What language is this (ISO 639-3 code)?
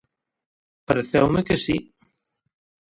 glg